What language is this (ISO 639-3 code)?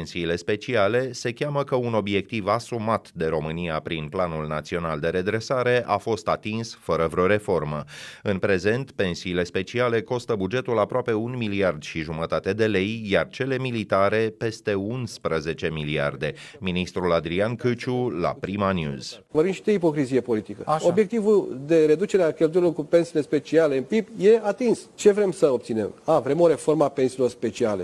ron